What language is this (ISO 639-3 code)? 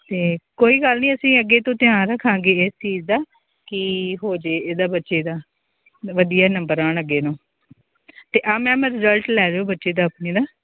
pan